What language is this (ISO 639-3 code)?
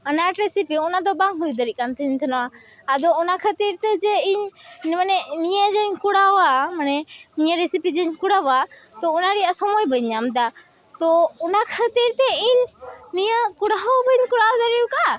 sat